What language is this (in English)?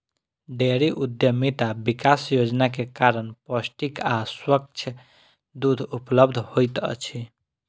Maithili